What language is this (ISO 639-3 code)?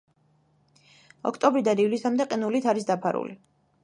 kat